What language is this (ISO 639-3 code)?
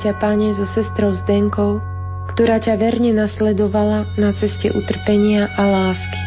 slk